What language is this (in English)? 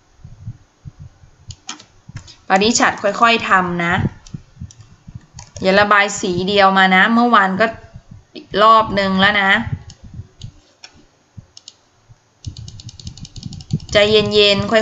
Thai